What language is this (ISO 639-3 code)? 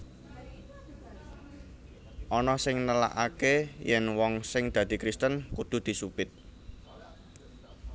jav